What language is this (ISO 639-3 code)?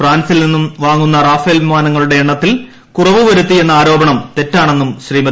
mal